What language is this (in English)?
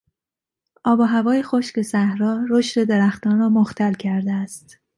Persian